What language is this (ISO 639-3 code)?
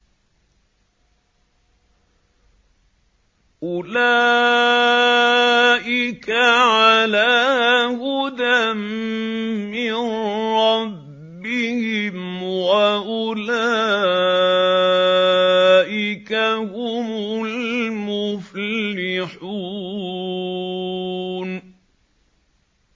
ara